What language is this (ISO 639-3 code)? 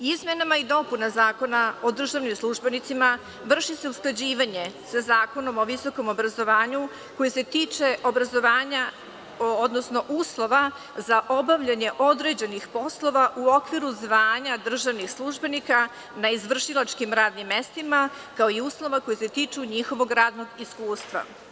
srp